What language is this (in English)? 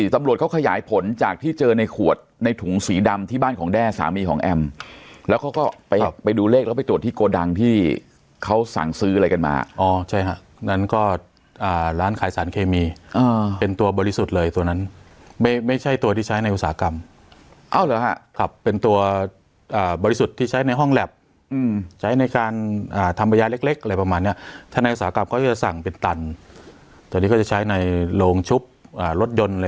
Thai